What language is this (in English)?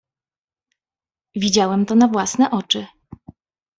Polish